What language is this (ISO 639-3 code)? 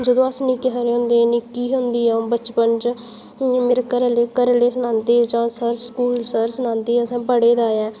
doi